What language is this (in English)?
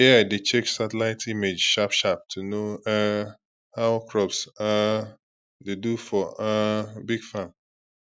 Nigerian Pidgin